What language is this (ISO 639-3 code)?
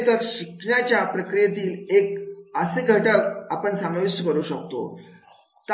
mar